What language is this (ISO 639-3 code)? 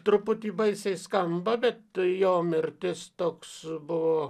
lit